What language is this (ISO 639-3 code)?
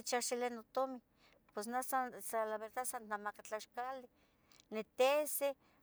nhg